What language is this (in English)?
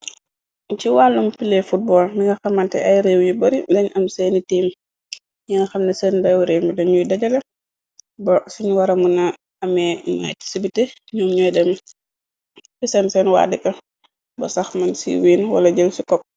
Wolof